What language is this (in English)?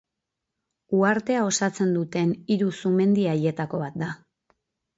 Basque